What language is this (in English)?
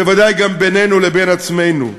Hebrew